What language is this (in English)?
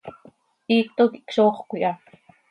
Seri